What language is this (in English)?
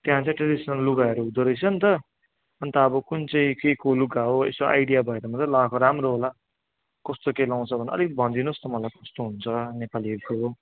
Nepali